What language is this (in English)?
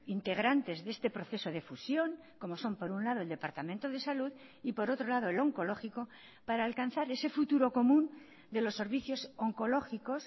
Spanish